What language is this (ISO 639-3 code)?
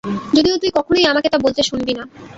ben